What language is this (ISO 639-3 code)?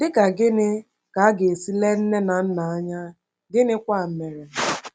ibo